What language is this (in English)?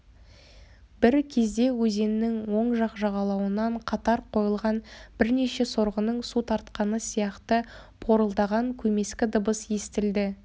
Kazakh